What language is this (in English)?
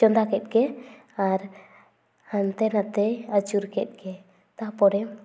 Santali